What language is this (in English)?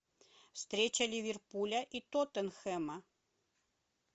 Russian